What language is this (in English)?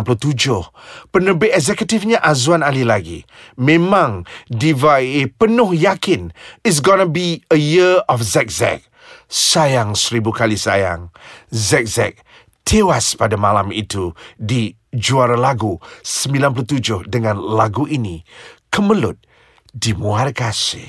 Malay